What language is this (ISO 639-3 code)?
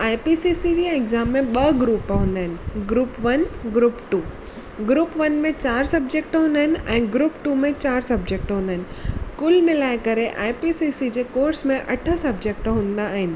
snd